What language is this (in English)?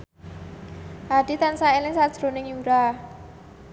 Javanese